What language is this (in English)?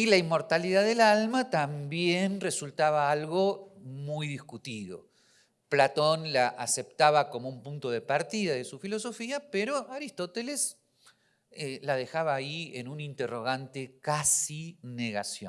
Spanish